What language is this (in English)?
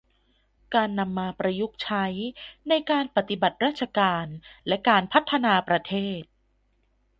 Thai